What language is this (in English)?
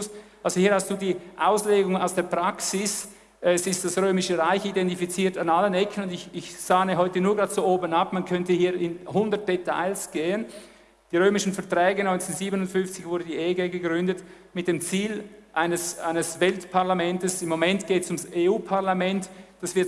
German